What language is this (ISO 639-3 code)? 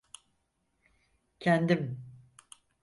tur